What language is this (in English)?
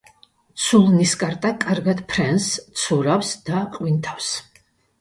Georgian